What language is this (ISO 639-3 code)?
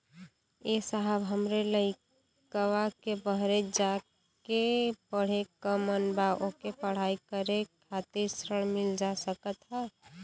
bho